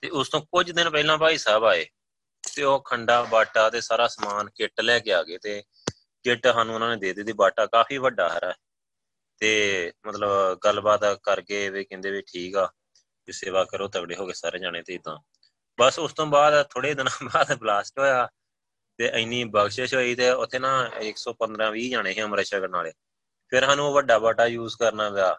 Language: Punjabi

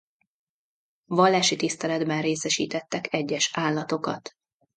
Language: Hungarian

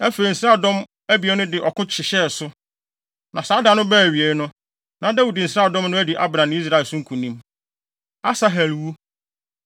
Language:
Akan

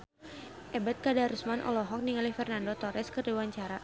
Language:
Sundanese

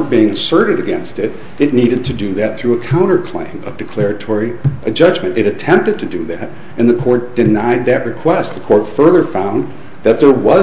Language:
English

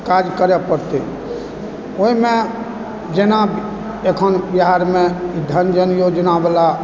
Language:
Maithili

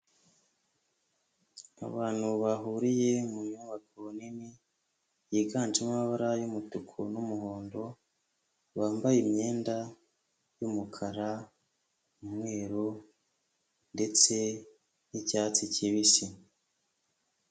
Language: Kinyarwanda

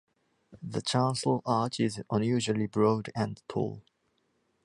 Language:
English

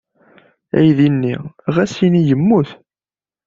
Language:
Kabyle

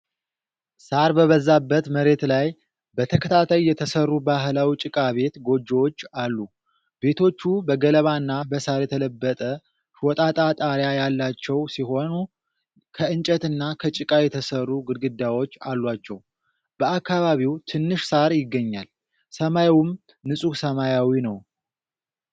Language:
Amharic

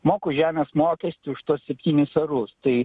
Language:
Lithuanian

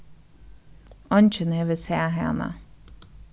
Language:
Faroese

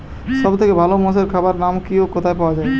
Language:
Bangla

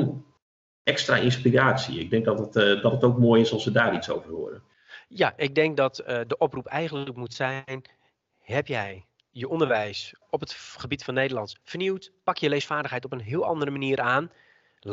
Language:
Dutch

